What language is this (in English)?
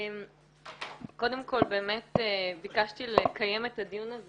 Hebrew